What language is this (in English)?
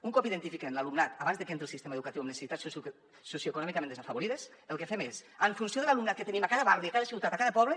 Catalan